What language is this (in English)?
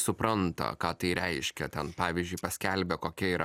Lithuanian